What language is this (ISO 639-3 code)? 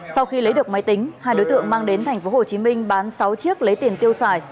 vie